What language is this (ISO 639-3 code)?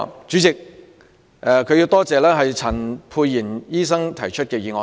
yue